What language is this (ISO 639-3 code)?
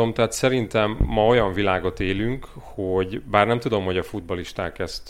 hun